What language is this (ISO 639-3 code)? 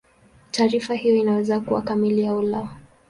swa